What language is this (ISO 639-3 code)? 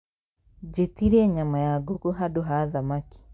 kik